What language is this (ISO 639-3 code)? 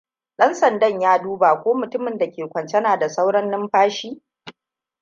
hau